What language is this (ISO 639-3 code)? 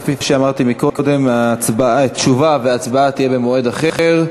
heb